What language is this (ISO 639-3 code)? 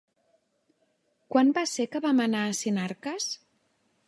cat